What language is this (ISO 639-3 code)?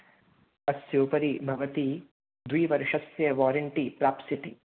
san